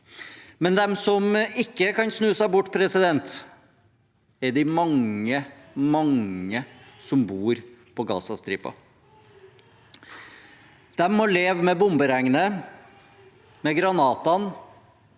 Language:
Norwegian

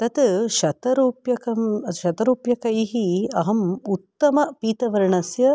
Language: Sanskrit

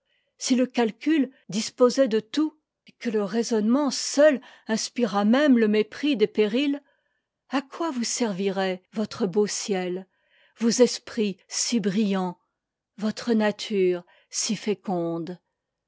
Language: French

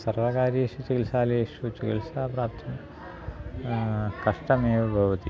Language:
Sanskrit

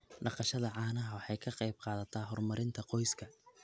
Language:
Somali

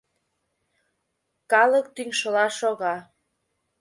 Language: Mari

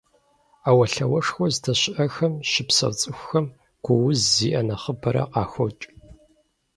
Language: Kabardian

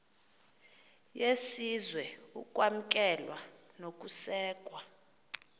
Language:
Xhosa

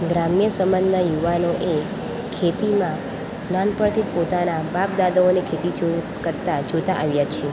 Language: Gujarati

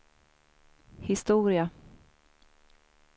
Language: Swedish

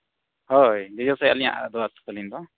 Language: Santali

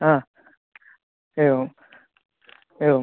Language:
Sanskrit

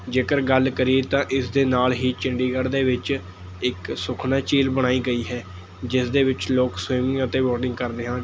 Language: Punjabi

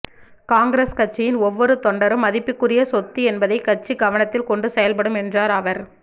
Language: Tamil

